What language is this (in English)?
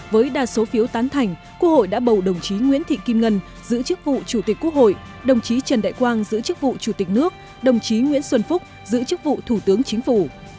Vietnamese